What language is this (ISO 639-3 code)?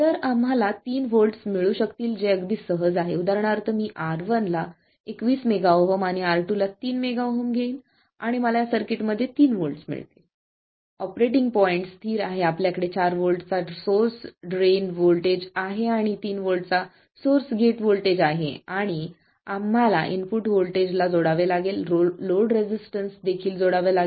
mar